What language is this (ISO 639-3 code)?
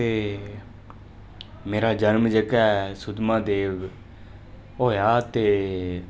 doi